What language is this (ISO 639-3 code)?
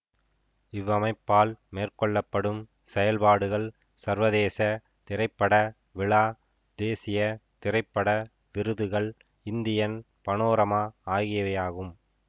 tam